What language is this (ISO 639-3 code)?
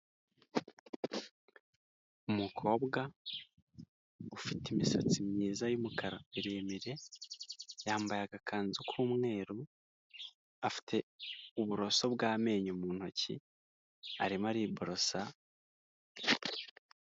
kin